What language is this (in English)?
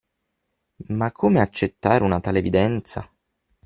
Italian